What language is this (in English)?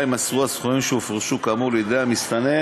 Hebrew